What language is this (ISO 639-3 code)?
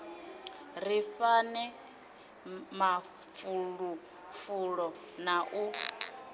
ven